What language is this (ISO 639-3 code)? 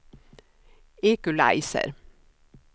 swe